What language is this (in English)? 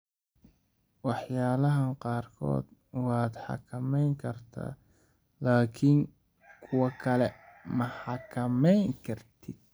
Somali